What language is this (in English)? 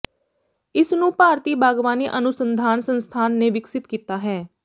Punjabi